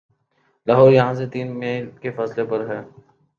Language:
Urdu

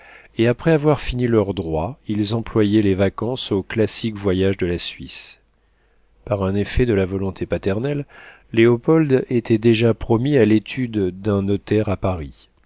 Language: French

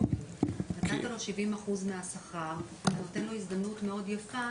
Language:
Hebrew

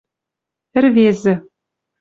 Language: Western Mari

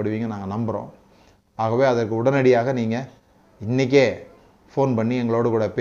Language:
Tamil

